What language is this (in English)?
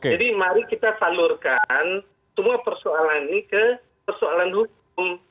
Indonesian